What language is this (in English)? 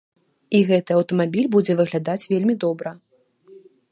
Belarusian